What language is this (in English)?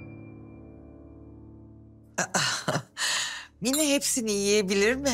Turkish